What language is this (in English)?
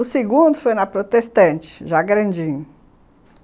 Portuguese